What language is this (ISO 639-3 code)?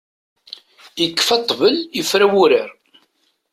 kab